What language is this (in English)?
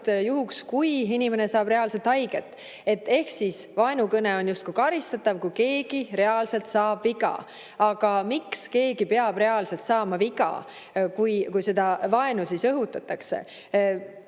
Estonian